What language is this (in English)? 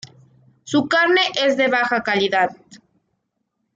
Spanish